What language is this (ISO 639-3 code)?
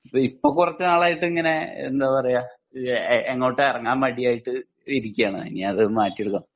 mal